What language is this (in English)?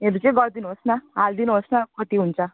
Nepali